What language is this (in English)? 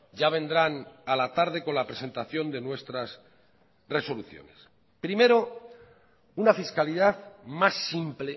Spanish